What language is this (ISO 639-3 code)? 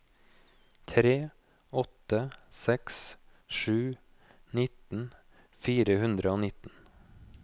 nor